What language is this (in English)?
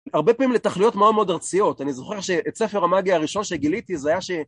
Hebrew